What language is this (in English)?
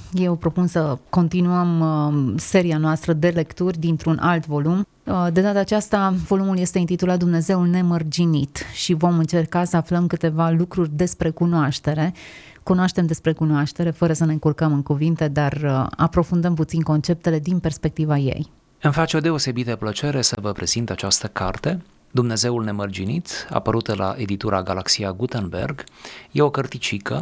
Romanian